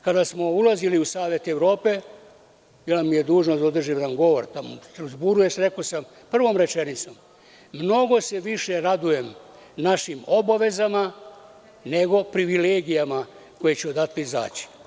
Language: Serbian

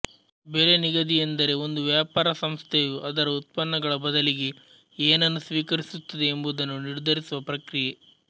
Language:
Kannada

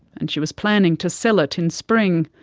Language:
English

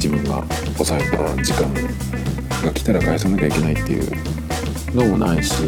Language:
Japanese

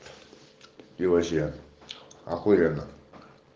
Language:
Russian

